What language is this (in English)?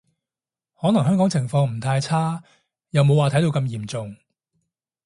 Cantonese